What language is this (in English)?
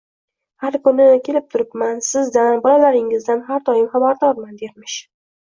Uzbek